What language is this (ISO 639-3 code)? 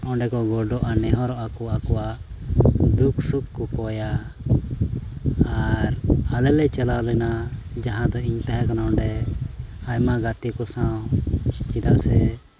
sat